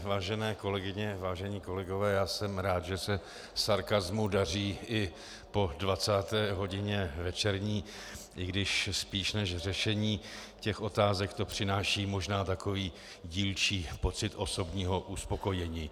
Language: Czech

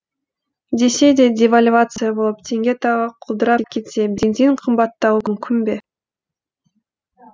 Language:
Kazakh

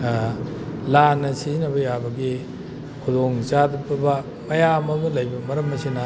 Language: Manipuri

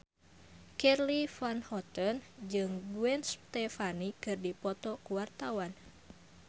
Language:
Sundanese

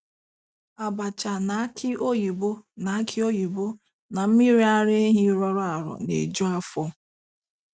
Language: Igbo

